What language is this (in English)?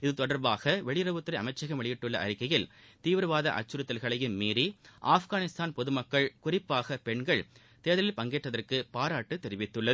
Tamil